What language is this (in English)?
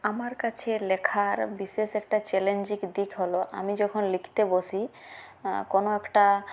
Bangla